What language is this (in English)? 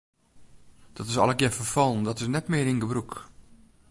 Western Frisian